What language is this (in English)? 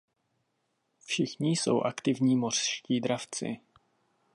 Czech